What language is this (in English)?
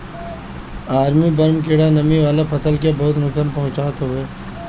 Bhojpuri